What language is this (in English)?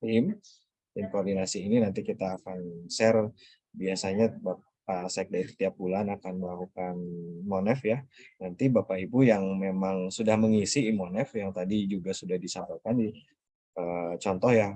Indonesian